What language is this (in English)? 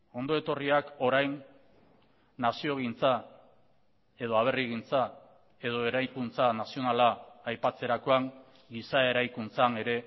Basque